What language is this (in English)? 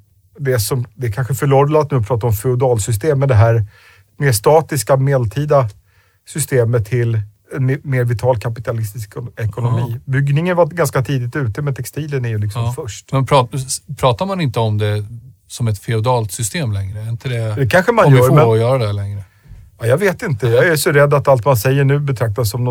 Swedish